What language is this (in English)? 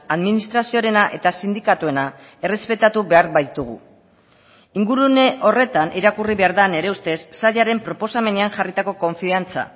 Basque